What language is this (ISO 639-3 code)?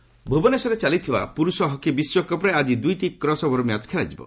ori